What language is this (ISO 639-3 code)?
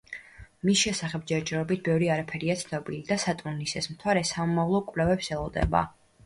kat